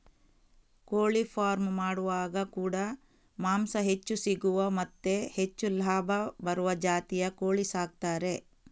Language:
Kannada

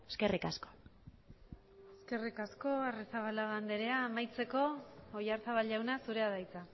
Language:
Basque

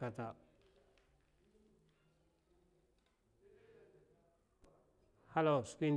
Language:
Mafa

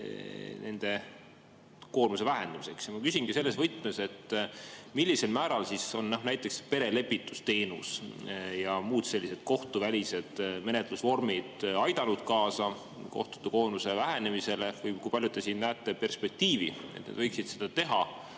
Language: Estonian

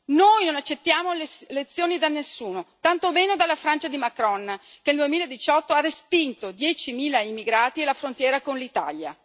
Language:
Italian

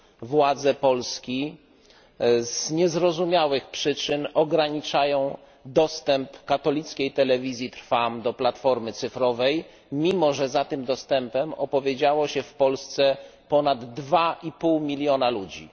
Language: Polish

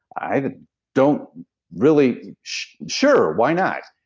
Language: English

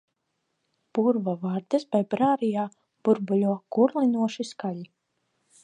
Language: Latvian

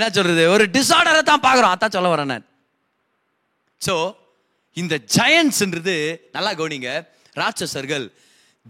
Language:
Tamil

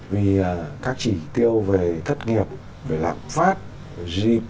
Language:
Vietnamese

